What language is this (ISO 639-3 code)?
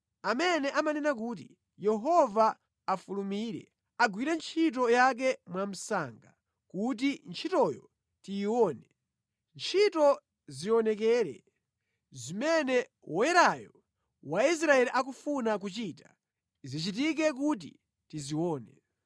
nya